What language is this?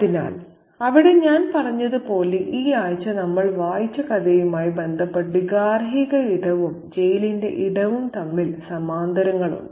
Malayalam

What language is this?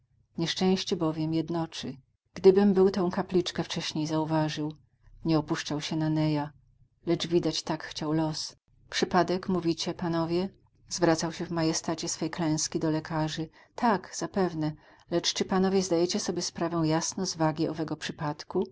Polish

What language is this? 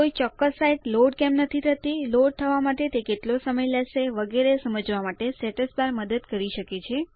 Gujarati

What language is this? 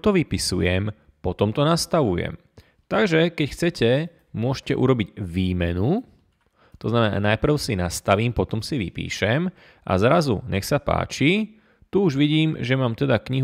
Slovak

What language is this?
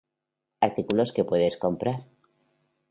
Spanish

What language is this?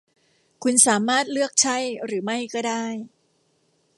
Thai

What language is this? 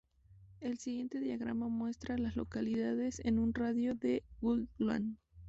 Spanish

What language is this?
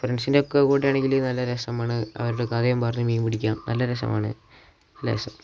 Malayalam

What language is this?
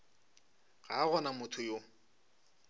Northern Sotho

